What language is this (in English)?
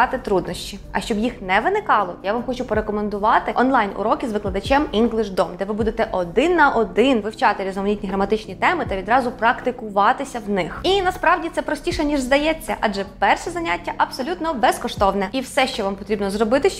Ukrainian